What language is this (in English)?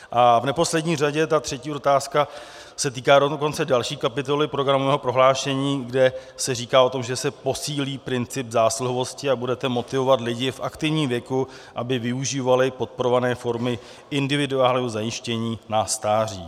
Czech